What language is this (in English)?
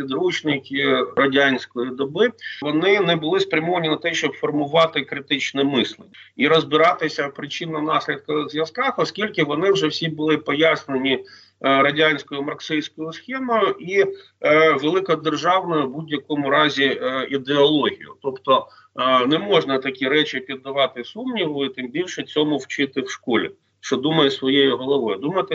Ukrainian